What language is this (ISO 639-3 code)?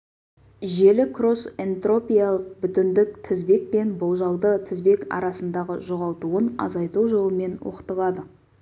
kaz